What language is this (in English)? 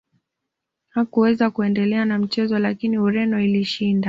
Swahili